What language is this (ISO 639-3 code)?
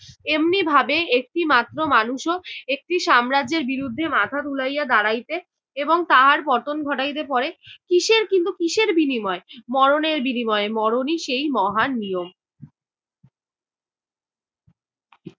ben